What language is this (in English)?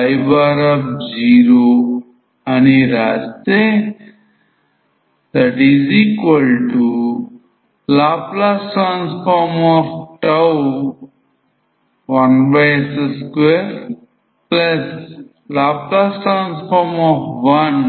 Telugu